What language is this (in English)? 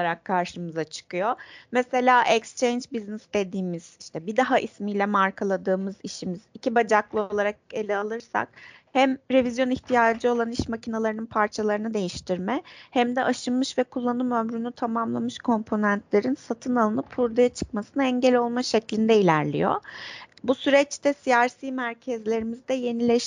Turkish